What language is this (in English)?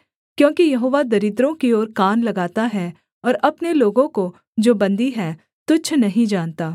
Hindi